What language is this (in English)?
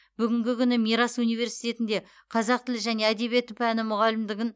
Kazakh